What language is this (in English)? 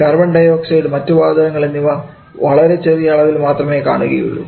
Malayalam